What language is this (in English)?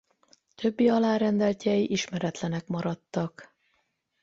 Hungarian